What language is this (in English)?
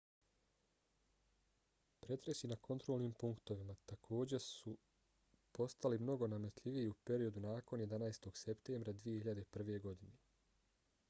Bosnian